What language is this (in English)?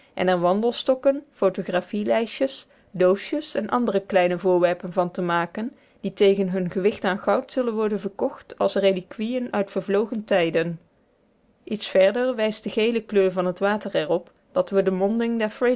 Dutch